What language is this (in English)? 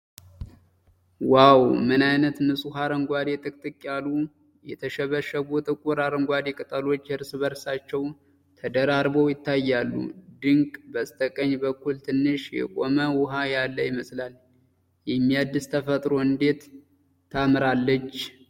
Amharic